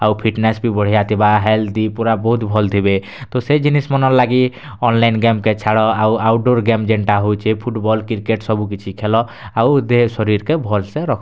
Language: Odia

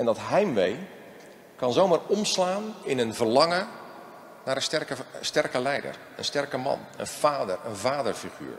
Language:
Dutch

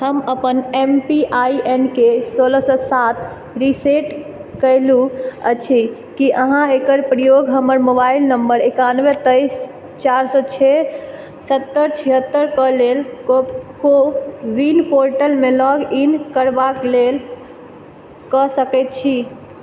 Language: Maithili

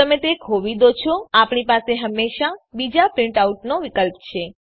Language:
Gujarati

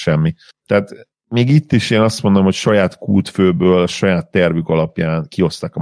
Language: Hungarian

